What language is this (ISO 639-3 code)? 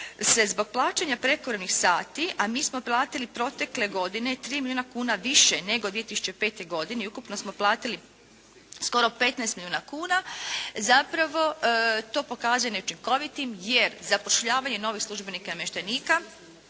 hrv